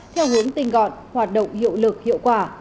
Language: Vietnamese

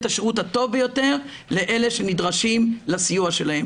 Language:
Hebrew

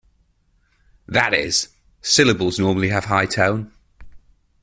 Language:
English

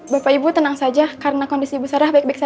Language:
Indonesian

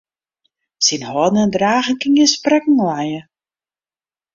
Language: Western Frisian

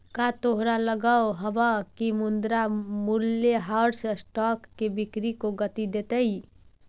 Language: Magahi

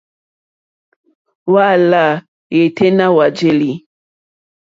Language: Mokpwe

